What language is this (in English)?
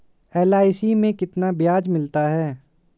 Hindi